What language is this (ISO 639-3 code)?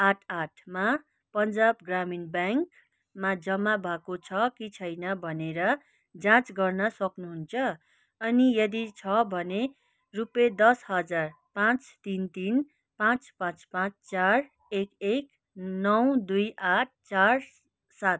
nep